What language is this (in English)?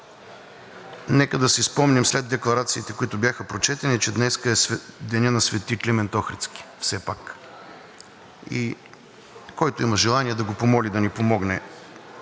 Bulgarian